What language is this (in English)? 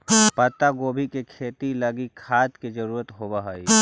Magahi